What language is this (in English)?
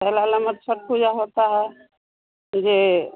Hindi